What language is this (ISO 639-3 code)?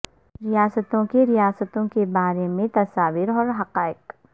urd